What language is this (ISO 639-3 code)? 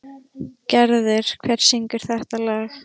isl